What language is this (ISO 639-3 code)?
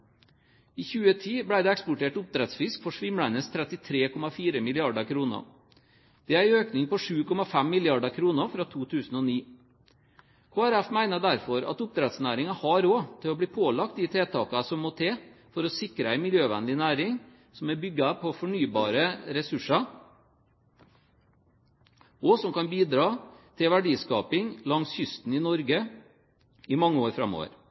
nob